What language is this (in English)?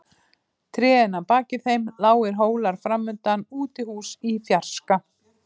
Icelandic